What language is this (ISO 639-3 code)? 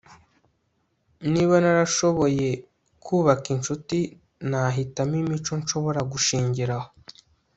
kin